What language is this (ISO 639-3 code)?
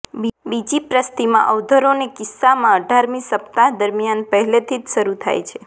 guj